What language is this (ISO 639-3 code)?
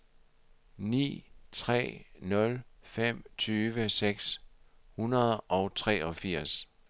dan